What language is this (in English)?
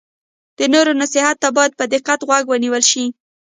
Pashto